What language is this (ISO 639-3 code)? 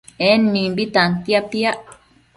mcf